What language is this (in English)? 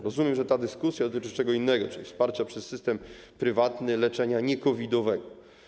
Polish